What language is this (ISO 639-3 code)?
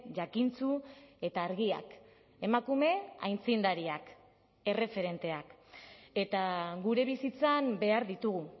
eus